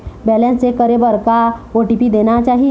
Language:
Chhattisgarhi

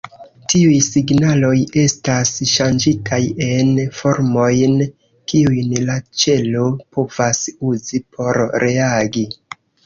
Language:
Esperanto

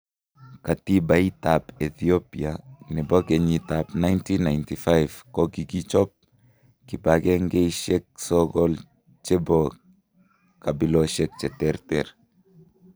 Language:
Kalenjin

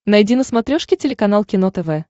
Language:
Russian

